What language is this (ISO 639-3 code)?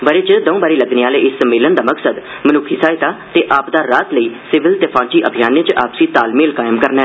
doi